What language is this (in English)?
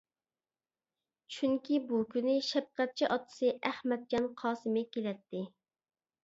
Uyghur